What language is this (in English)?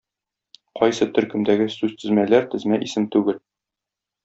Tatar